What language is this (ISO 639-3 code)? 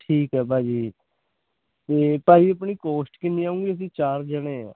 pan